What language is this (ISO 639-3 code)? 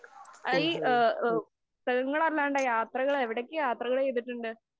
mal